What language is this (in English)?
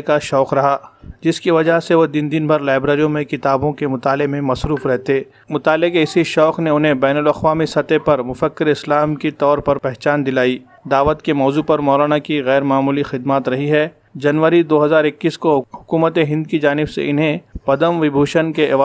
Hindi